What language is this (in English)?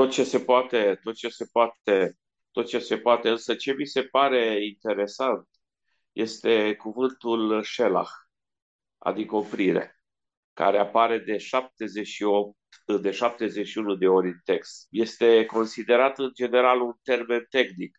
Romanian